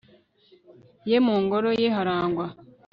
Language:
Kinyarwanda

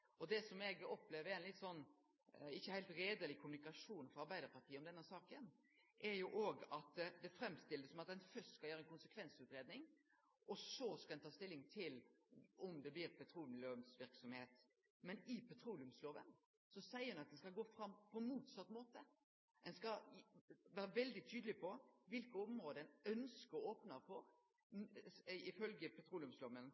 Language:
Norwegian Nynorsk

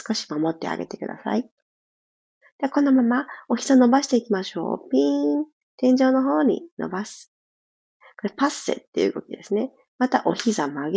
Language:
Japanese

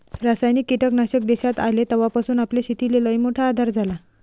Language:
Marathi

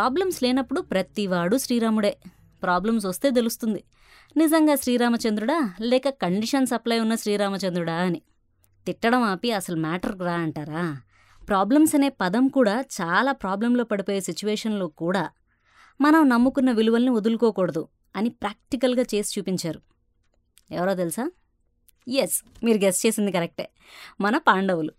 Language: Telugu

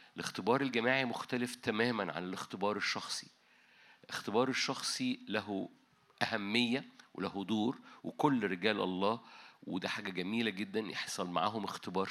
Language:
Arabic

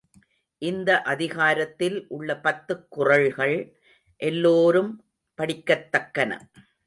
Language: Tamil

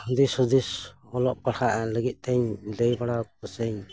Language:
Santali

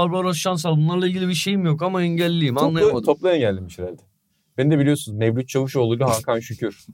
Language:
Turkish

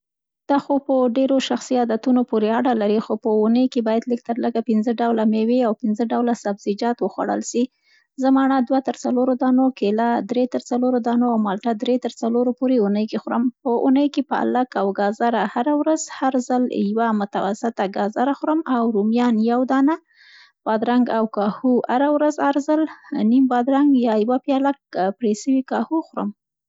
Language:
Central Pashto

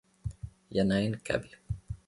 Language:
Finnish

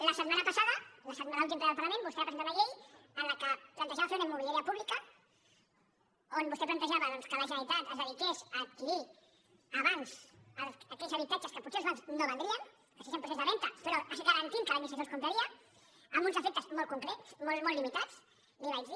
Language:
Catalan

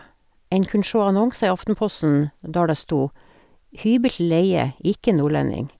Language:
Norwegian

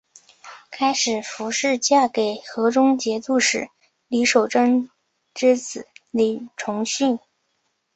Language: Chinese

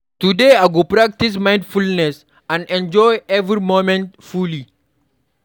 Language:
Nigerian Pidgin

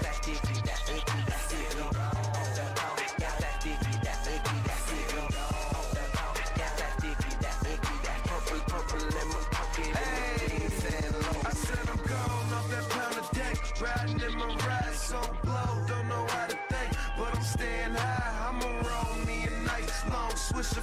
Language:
English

